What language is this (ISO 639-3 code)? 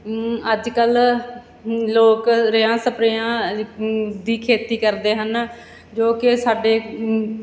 pan